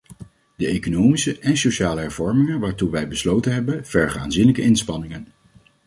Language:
Dutch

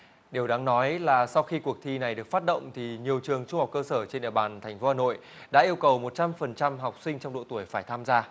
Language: Vietnamese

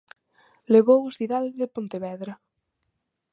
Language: Galician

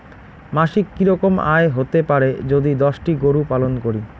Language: Bangla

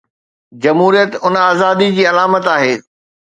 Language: Sindhi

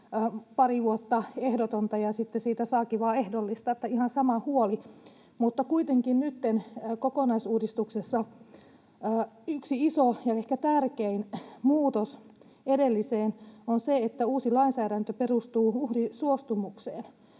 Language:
Finnish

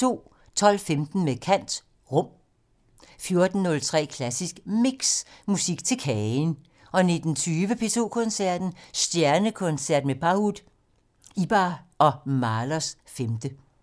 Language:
Danish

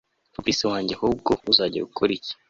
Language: Kinyarwanda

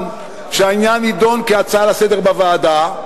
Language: Hebrew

